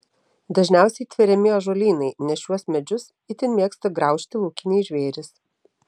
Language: Lithuanian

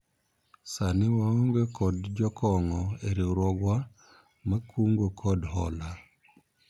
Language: Luo (Kenya and Tanzania)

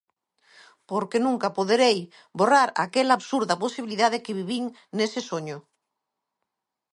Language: Galician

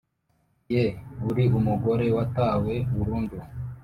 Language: Kinyarwanda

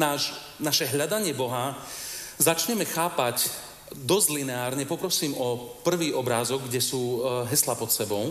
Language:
Slovak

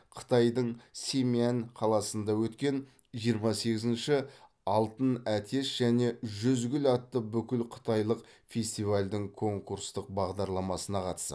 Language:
Kazakh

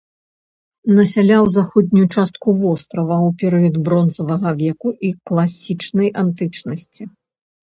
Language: Belarusian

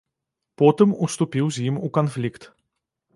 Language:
Belarusian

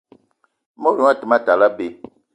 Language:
Eton (Cameroon)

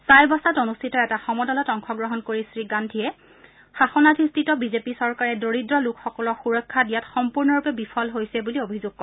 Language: Assamese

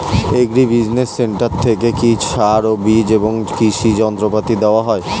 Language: Bangla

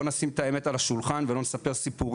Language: Hebrew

